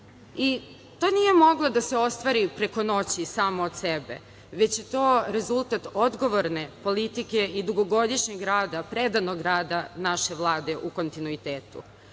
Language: Serbian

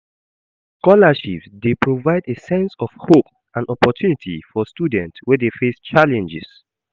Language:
Nigerian Pidgin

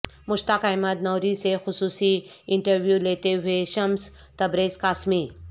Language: Urdu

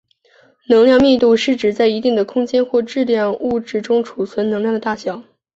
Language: Chinese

